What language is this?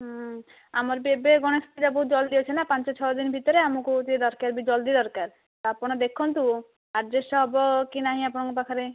Odia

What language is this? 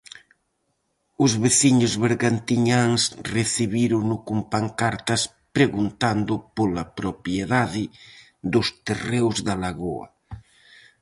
Galician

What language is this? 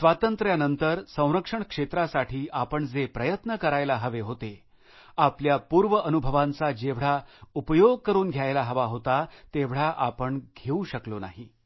Marathi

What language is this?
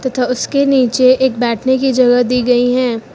Hindi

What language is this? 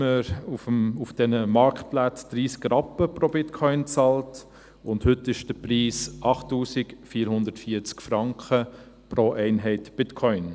Swiss German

